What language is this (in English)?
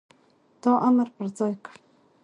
Pashto